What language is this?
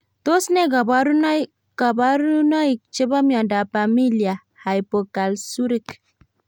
Kalenjin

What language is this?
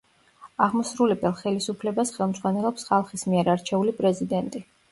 Georgian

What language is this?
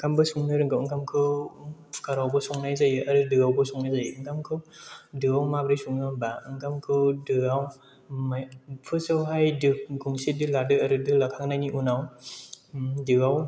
Bodo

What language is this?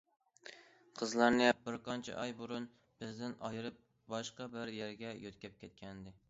Uyghur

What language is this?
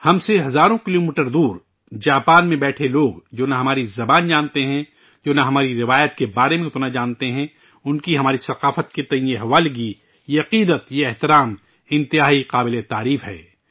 Urdu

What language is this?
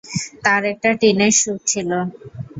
Bangla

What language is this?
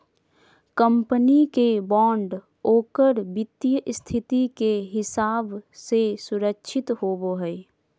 Magahi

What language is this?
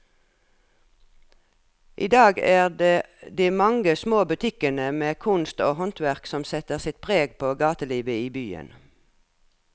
Norwegian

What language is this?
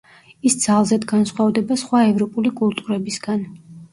Georgian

